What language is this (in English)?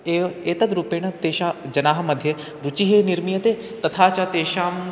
Sanskrit